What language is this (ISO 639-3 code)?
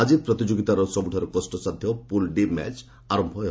ori